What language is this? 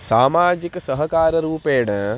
Sanskrit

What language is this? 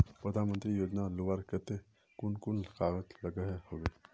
Magahi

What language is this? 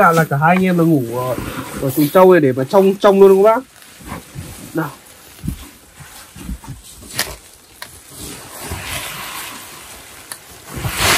Vietnamese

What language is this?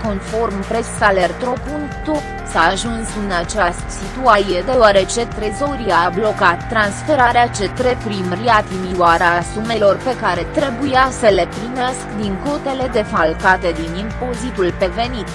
Romanian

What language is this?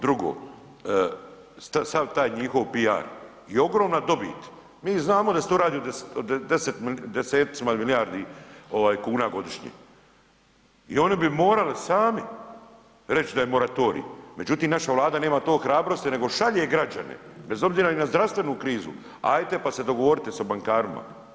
Croatian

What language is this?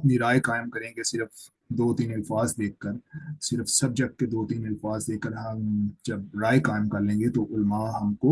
Urdu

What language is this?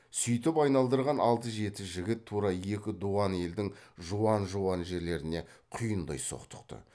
Kazakh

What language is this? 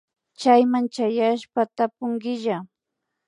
Imbabura Highland Quichua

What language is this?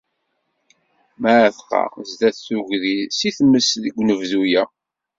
Kabyle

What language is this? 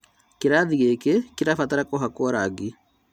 Kikuyu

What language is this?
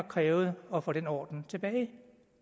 Danish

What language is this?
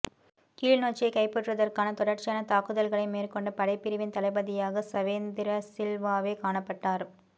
Tamil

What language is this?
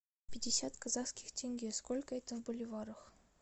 Russian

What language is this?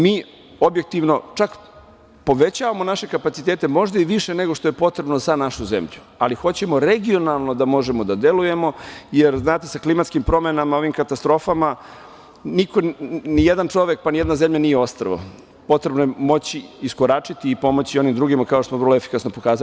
Serbian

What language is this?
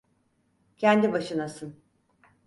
Turkish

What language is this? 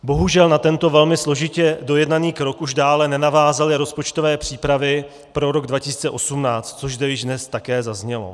Czech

